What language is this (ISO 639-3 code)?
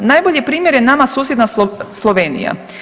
hrv